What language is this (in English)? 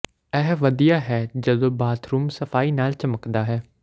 Punjabi